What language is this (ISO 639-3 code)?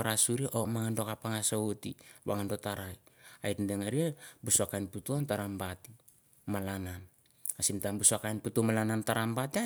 tbf